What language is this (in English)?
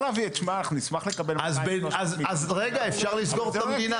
Hebrew